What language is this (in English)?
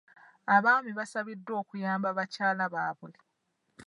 Ganda